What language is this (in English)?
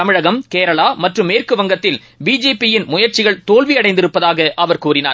Tamil